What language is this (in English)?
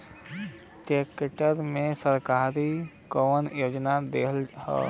Bhojpuri